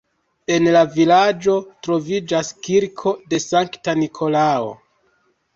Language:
Esperanto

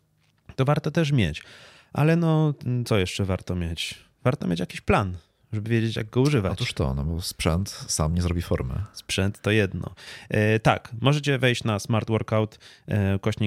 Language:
Polish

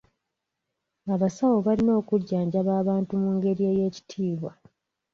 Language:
Ganda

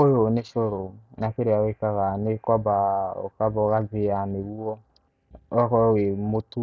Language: Kikuyu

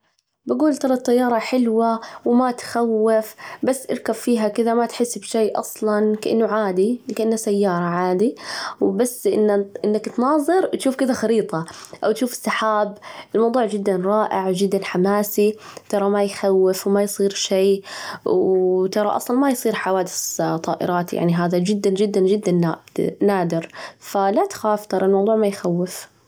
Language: Najdi Arabic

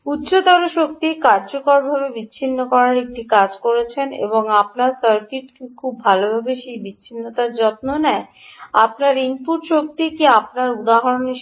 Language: Bangla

